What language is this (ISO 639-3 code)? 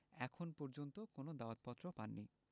ben